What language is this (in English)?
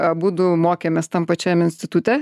Lithuanian